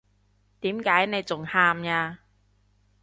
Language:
Cantonese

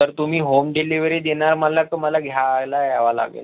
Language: Marathi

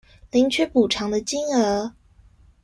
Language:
Chinese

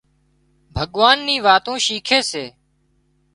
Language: Wadiyara Koli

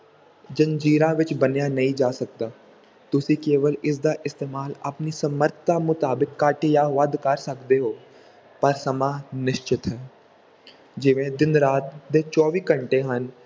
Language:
Punjabi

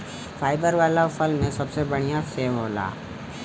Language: Bhojpuri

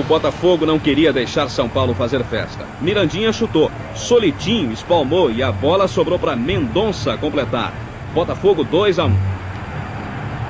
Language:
Swedish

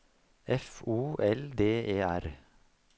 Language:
Norwegian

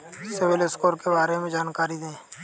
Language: Hindi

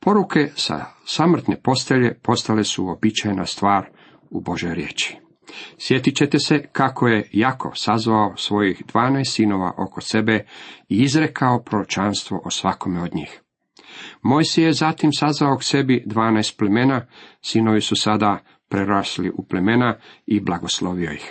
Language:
Croatian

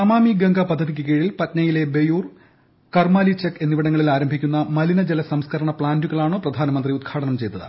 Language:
Malayalam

